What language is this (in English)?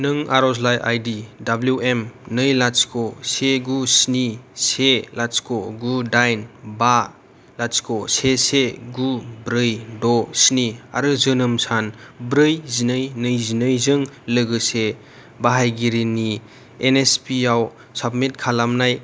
Bodo